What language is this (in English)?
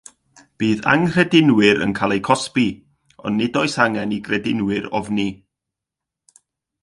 Welsh